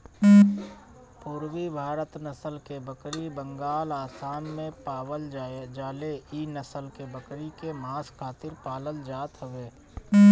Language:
Bhojpuri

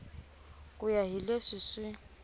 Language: Tsonga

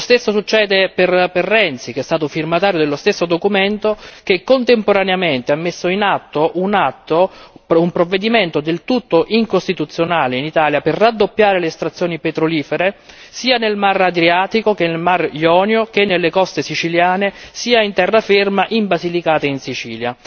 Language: Italian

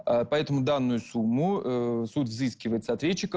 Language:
Russian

